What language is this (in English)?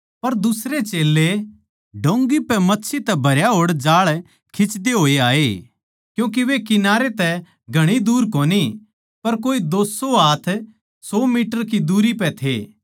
Haryanvi